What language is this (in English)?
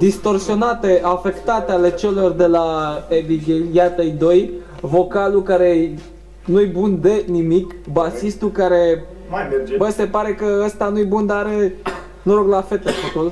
Romanian